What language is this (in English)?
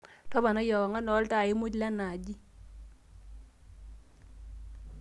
Masai